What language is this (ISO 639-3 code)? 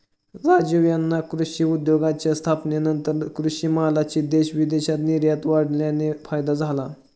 mar